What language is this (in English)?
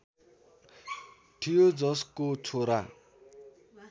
Nepali